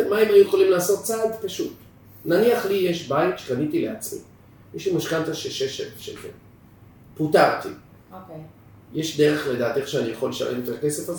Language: Hebrew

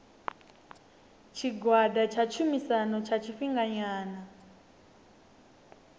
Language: Venda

